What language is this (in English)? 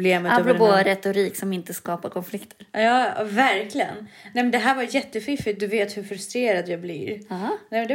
Swedish